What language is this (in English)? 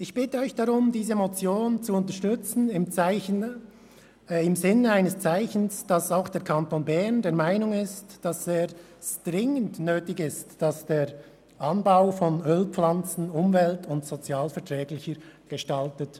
Swiss German